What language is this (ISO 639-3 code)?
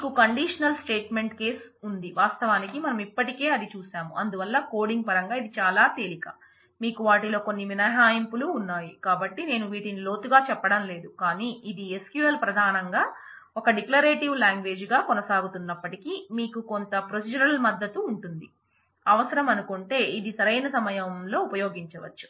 tel